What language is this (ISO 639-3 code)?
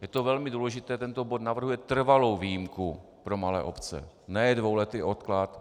ces